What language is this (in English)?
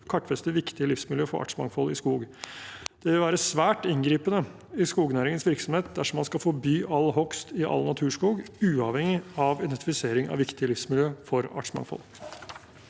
Norwegian